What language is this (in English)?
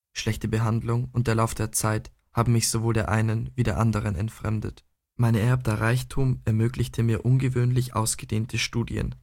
German